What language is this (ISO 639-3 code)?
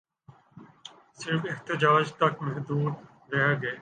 urd